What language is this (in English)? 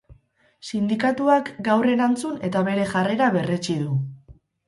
Basque